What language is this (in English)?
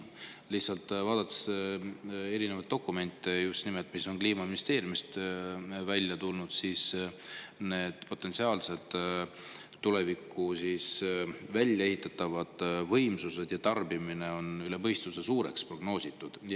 Estonian